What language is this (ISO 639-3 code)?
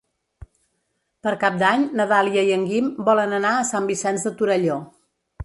cat